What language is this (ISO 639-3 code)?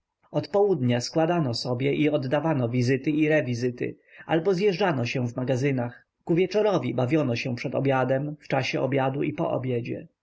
pol